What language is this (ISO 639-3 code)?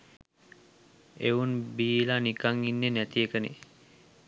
sin